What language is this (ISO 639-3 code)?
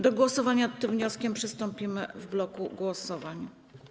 pol